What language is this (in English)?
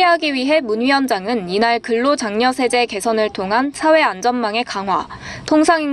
Korean